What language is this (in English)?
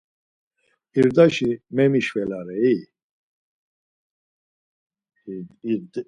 Laz